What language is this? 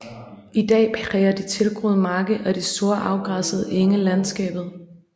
Danish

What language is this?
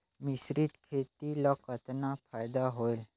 Chhattisgarhi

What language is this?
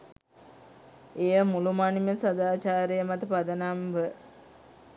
Sinhala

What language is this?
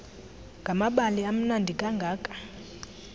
Xhosa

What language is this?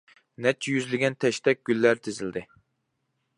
Uyghur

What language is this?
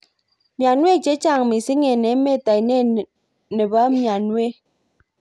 Kalenjin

